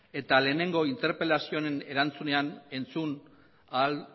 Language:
Basque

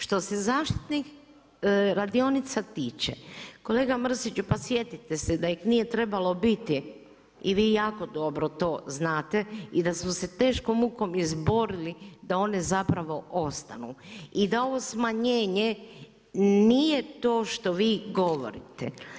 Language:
Croatian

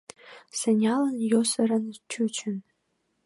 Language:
Mari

